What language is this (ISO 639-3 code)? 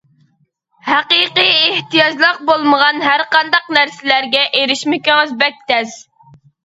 uig